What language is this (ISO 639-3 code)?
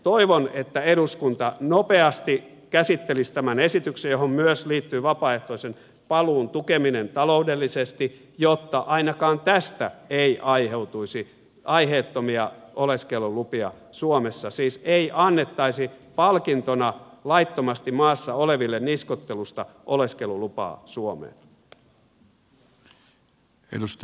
fin